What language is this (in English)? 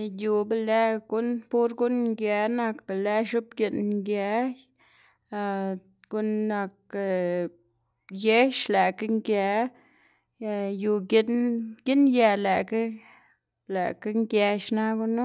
Xanaguía Zapotec